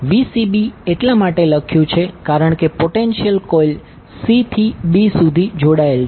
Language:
Gujarati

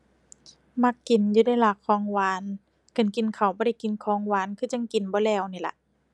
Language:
Thai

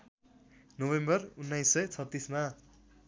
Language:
Nepali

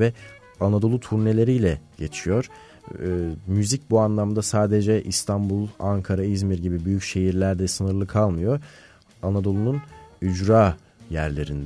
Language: Turkish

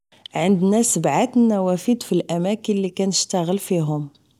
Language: Moroccan Arabic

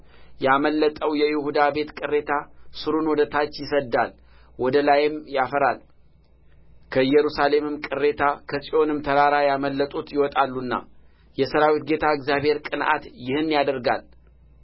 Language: Amharic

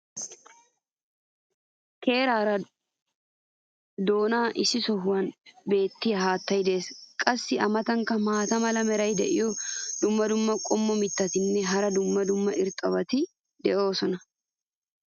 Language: Wolaytta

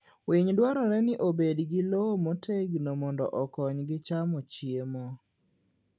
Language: Luo (Kenya and Tanzania)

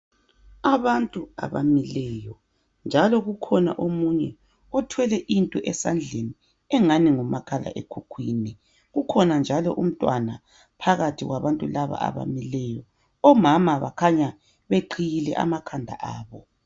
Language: North Ndebele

